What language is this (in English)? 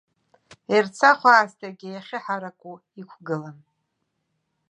Abkhazian